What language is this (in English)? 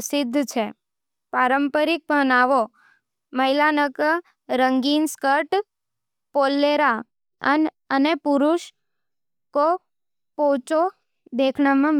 Nimadi